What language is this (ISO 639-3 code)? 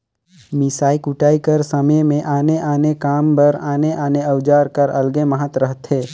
hne